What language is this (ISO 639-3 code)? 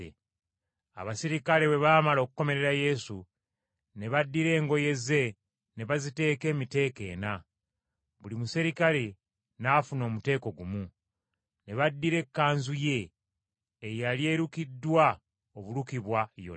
lug